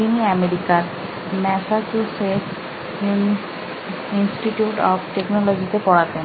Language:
Bangla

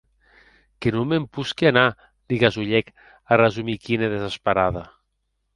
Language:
Occitan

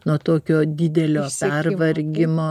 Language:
Lithuanian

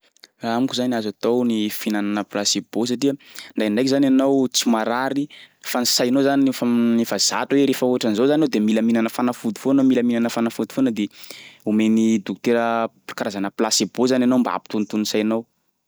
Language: Sakalava Malagasy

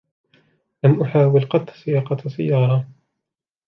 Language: Arabic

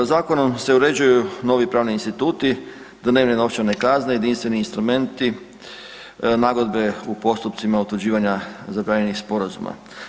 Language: Croatian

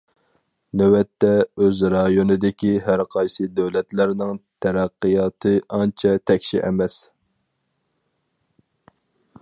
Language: Uyghur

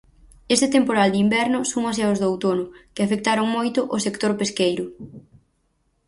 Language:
Galician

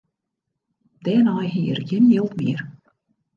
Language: Western Frisian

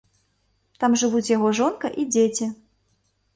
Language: Belarusian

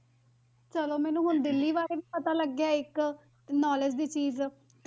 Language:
Punjabi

